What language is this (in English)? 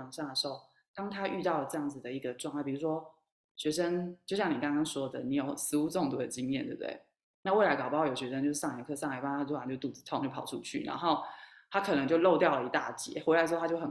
Chinese